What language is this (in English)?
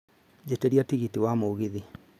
Kikuyu